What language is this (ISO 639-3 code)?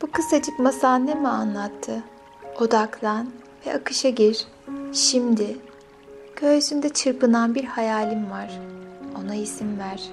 tur